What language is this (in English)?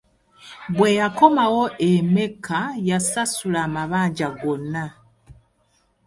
Ganda